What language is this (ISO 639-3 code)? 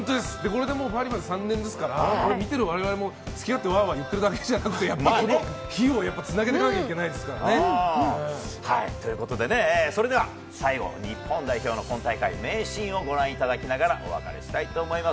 jpn